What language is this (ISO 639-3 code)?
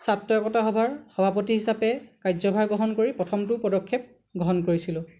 asm